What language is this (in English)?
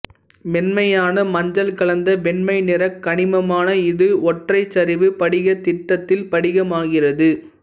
Tamil